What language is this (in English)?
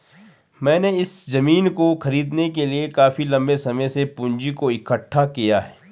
Hindi